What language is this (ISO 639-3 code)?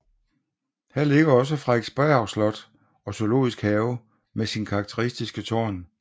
dan